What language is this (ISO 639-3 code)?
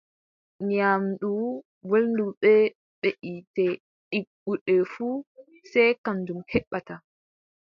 fub